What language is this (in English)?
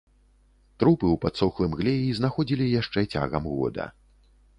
Belarusian